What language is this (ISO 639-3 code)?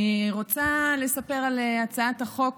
heb